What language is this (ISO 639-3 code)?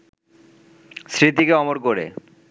ben